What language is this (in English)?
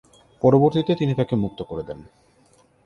Bangla